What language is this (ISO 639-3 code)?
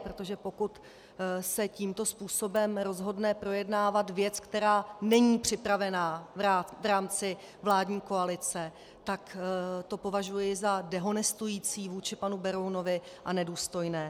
ces